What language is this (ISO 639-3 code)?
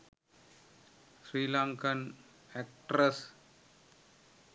sin